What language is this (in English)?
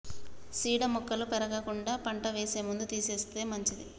Telugu